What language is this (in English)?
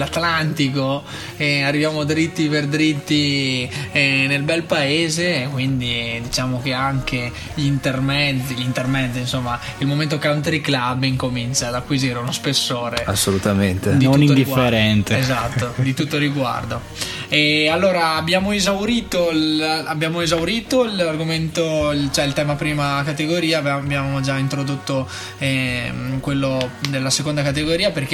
Italian